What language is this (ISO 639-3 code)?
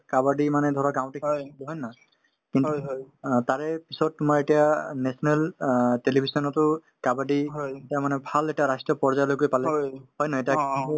asm